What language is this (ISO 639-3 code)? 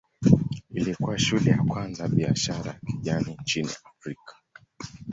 swa